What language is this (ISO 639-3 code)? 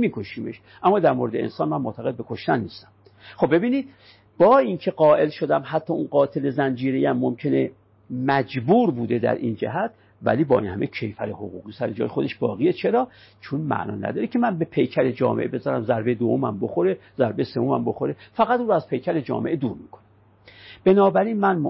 fas